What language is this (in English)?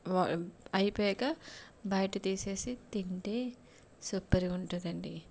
Telugu